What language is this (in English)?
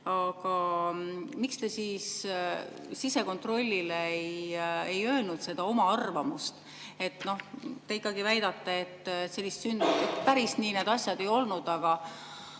Estonian